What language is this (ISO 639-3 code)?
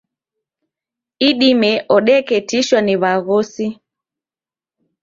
dav